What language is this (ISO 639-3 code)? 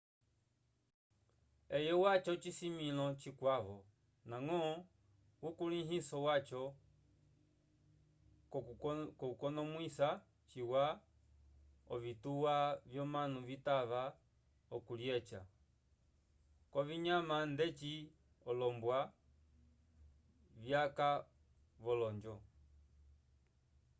umb